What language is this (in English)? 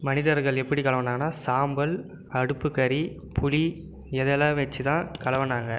Tamil